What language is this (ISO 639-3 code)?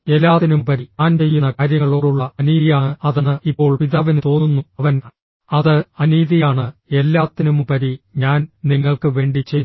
mal